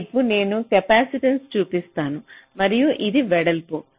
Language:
Telugu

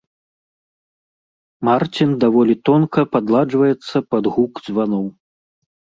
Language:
Belarusian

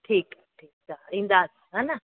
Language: Sindhi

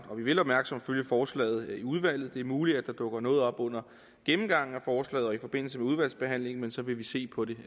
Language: Danish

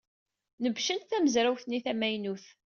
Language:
Kabyle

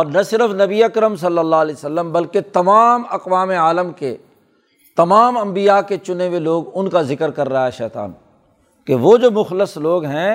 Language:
Urdu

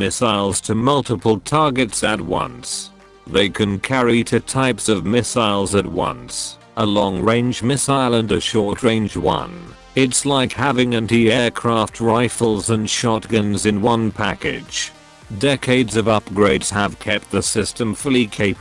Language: English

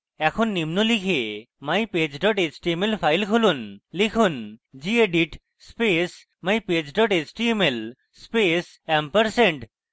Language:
Bangla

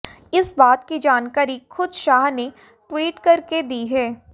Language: Hindi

